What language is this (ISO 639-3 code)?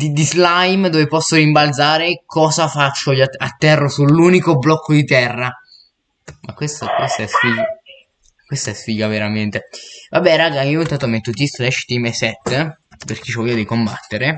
ita